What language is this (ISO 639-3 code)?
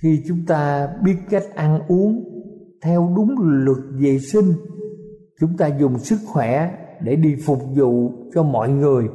vie